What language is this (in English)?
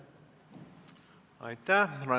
Estonian